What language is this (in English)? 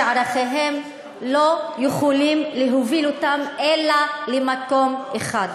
Hebrew